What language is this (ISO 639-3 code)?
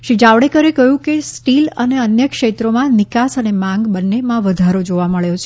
guj